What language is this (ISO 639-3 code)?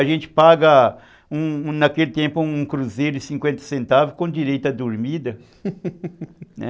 por